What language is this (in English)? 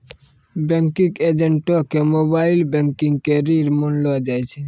Maithili